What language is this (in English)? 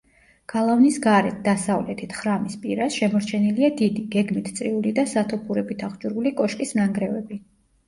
Georgian